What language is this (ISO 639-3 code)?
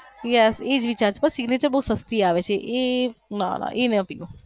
guj